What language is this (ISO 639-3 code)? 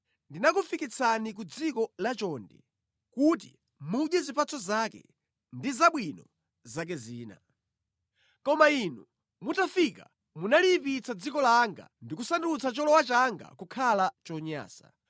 nya